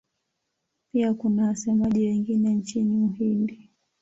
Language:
Swahili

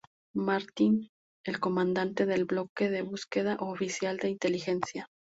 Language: Spanish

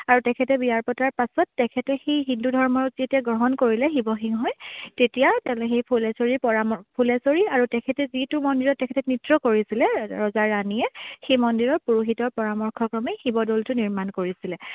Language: Assamese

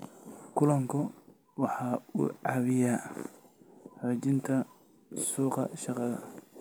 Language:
Somali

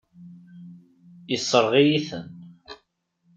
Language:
Kabyle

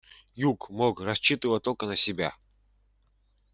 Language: Russian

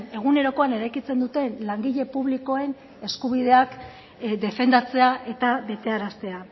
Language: Basque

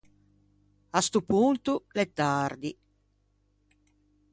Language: Ligurian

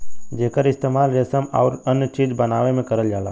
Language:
Bhojpuri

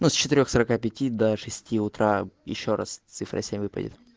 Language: Russian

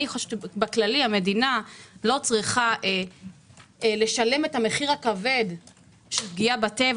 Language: Hebrew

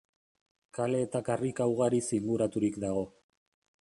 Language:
Basque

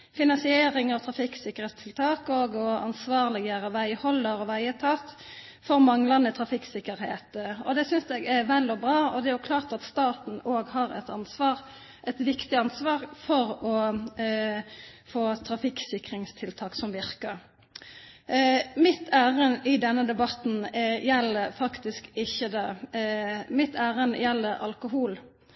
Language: Norwegian Bokmål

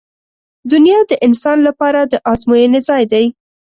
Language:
Pashto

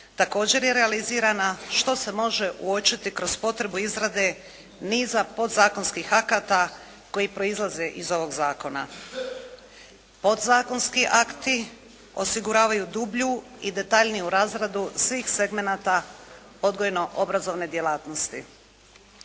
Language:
Croatian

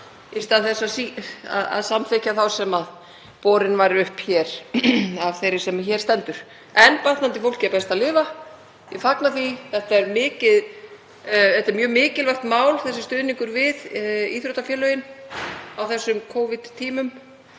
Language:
Icelandic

